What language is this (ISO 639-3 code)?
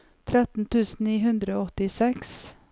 nor